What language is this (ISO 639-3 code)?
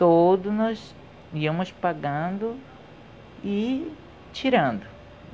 por